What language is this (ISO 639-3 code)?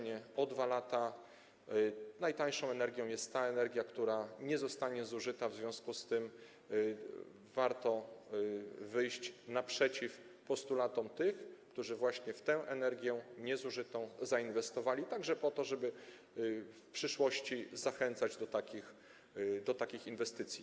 pol